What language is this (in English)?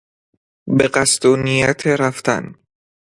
Persian